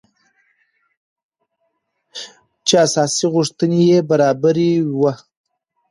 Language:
Pashto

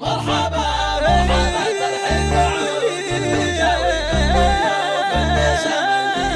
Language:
Arabic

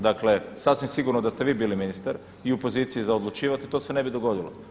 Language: Croatian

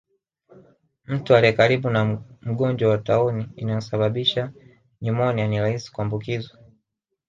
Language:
Swahili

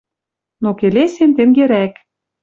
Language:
Western Mari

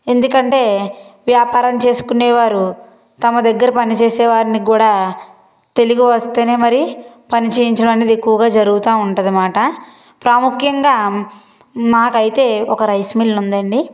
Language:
Telugu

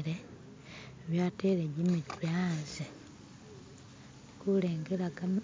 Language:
Masaaba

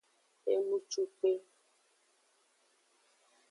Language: Aja (Benin)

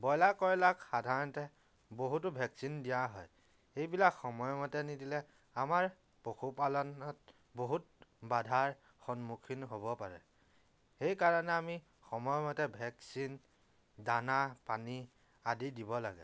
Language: Assamese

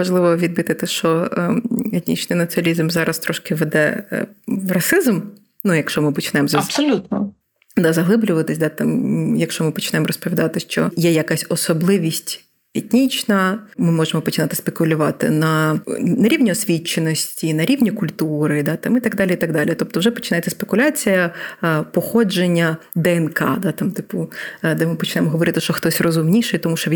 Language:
Ukrainian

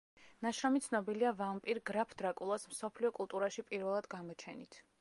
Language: Georgian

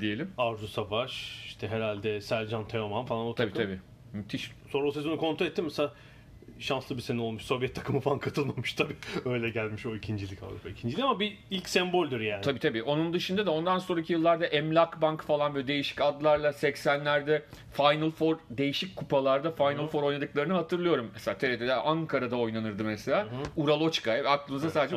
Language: Turkish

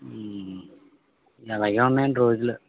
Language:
Telugu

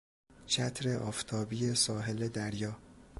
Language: Persian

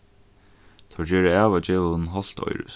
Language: Faroese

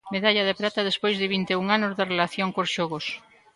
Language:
Galician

